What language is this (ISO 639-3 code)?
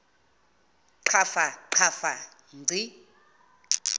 zul